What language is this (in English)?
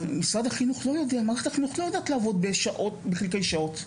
Hebrew